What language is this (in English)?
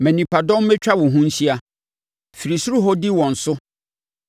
Akan